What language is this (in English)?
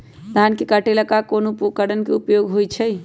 Magahi